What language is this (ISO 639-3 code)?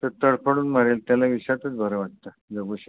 mar